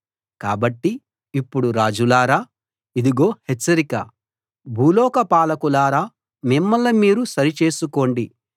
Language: Telugu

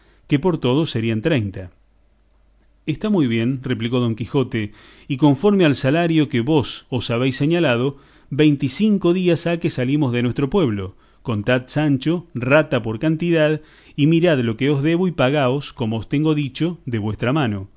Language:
Spanish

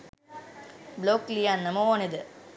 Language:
Sinhala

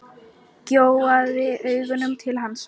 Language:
Icelandic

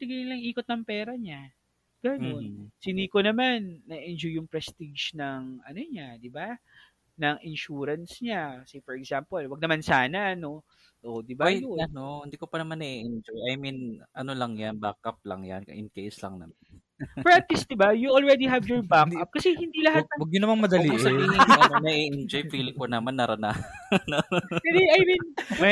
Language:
Filipino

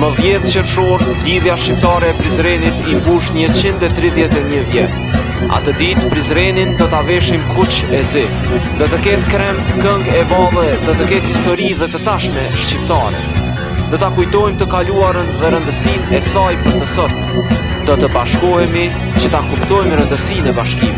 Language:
Romanian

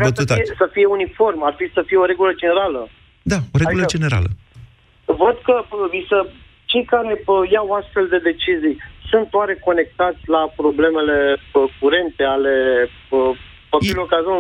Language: Romanian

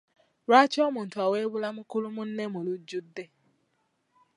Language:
Ganda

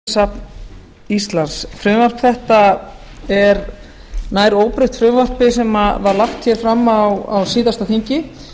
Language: Icelandic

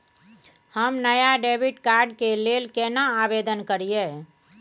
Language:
Maithili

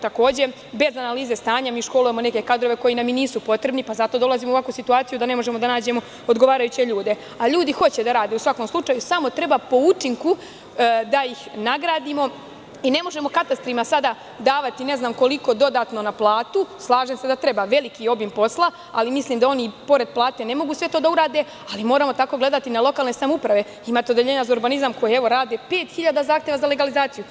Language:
Serbian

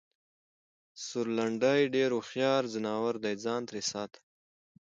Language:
Pashto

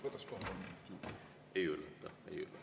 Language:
Estonian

